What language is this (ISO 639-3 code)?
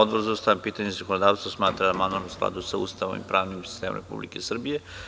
srp